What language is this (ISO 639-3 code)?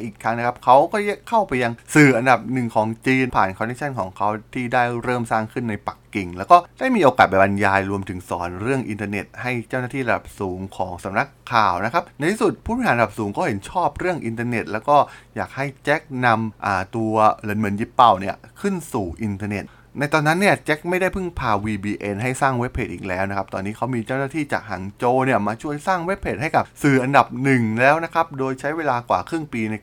tha